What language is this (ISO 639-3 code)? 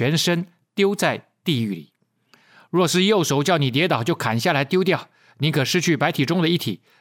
zho